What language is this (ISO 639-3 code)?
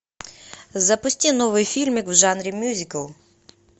rus